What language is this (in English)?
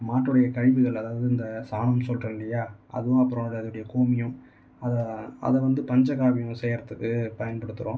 Tamil